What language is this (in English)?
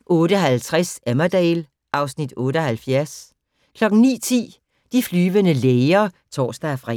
Danish